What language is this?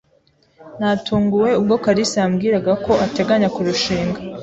Kinyarwanda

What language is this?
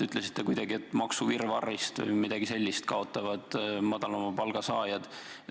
Estonian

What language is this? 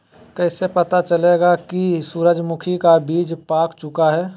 Magahi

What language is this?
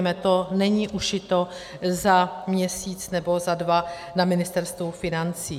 Czech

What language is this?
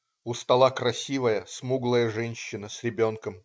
Russian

